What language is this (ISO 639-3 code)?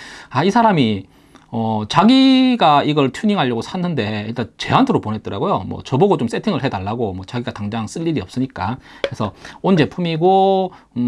kor